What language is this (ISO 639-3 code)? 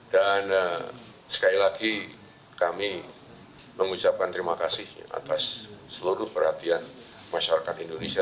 ind